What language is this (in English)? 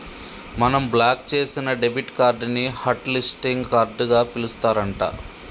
Telugu